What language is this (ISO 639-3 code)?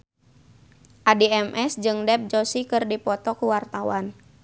sun